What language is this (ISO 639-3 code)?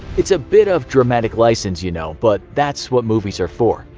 eng